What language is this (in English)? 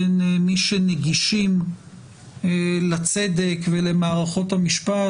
Hebrew